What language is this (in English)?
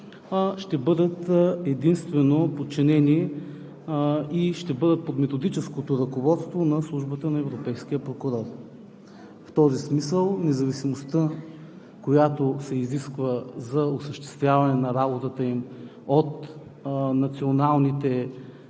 Bulgarian